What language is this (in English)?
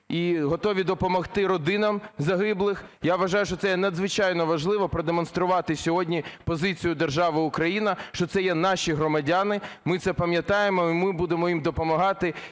Ukrainian